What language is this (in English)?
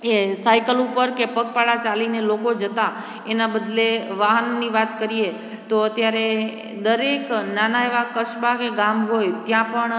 Gujarati